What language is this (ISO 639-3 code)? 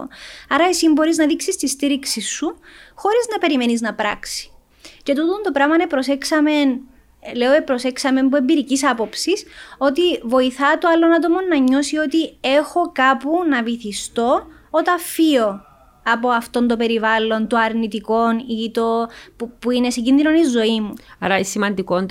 ell